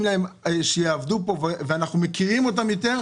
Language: Hebrew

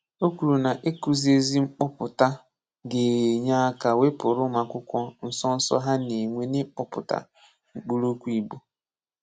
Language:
Igbo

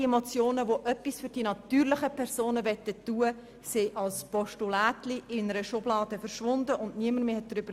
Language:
Swiss German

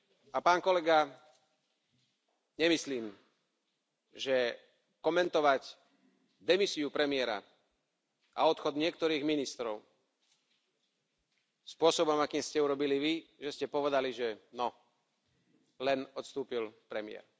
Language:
Slovak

